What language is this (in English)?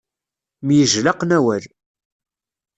Kabyle